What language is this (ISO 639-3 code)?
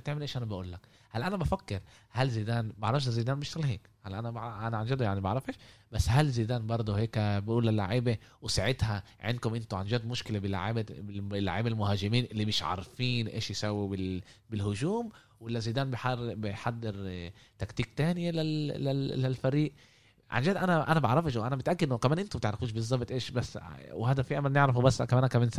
ara